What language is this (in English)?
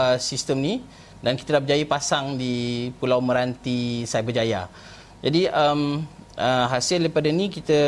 Malay